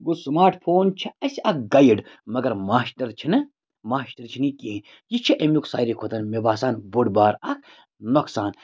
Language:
Kashmiri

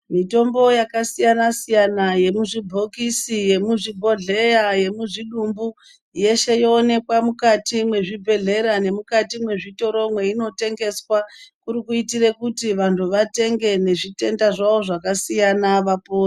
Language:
Ndau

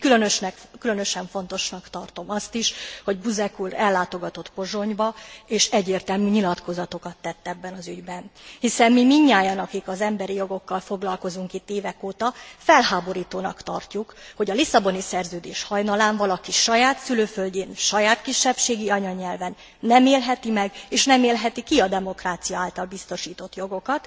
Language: Hungarian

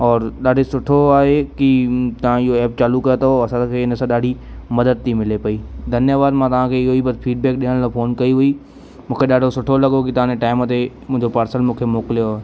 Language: Sindhi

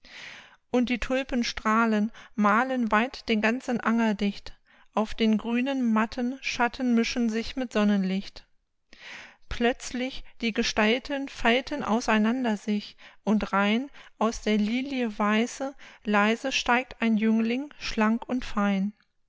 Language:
German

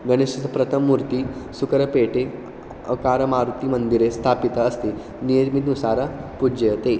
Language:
Sanskrit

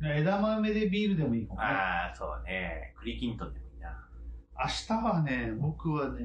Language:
Japanese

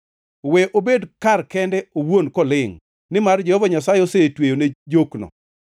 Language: Luo (Kenya and Tanzania)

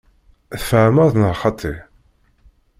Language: Kabyle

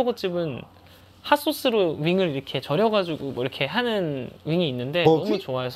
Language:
Korean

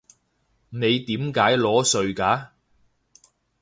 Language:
Cantonese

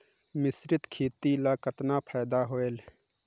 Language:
Chhattisgarhi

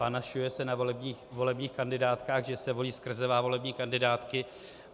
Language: Czech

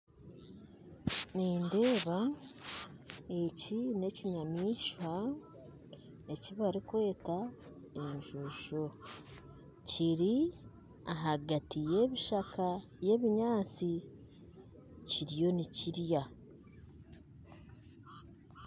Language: Nyankole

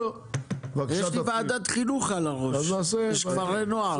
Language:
Hebrew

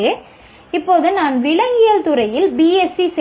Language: Tamil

